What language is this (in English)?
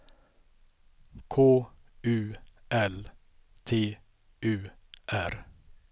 Swedish